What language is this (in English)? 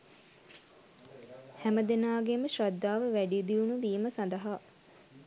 Sinhala